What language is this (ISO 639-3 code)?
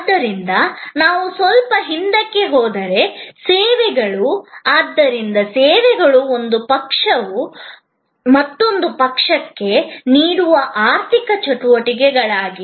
kan